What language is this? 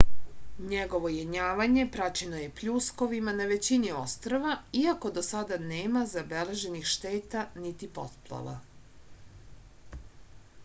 Serbian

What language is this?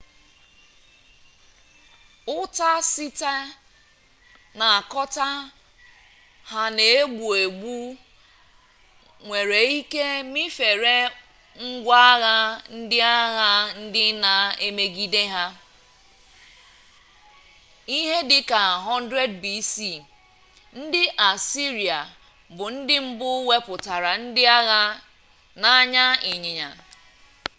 Igbo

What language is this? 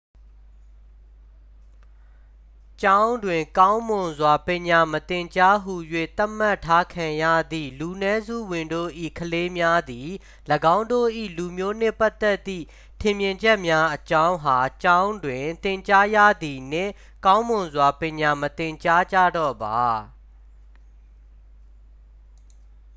Burmese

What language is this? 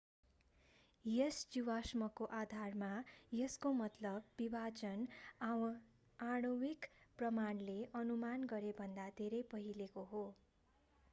Nepali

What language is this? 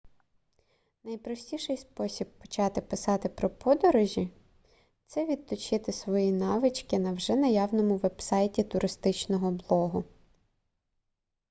Ukrainian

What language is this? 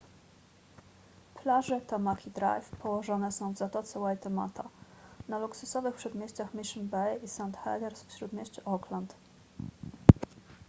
Polish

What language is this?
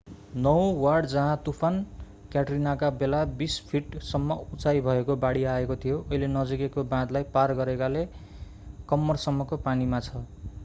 Nepali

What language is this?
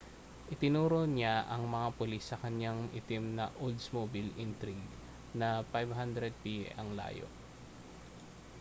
Filipino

